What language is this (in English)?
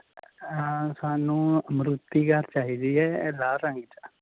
Punjabi